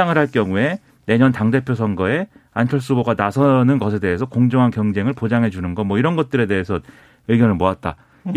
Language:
Korean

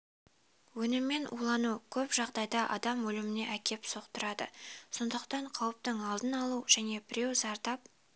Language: Kazakh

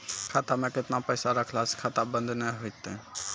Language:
Maithili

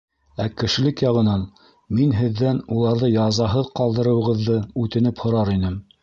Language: Bashkir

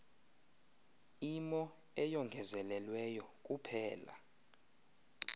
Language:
Xhosa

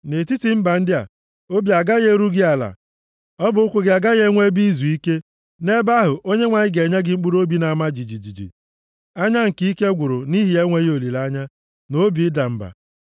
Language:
Igbo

